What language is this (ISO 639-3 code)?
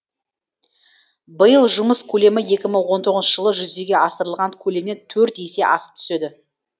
kaz